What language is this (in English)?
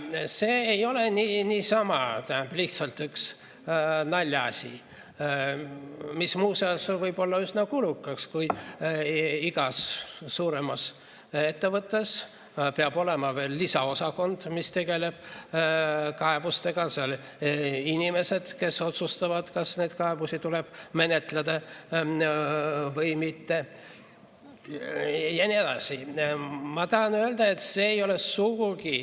Estonian